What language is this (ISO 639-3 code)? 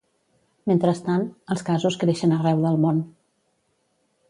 cat